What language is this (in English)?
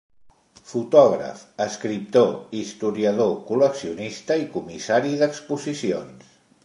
Catalan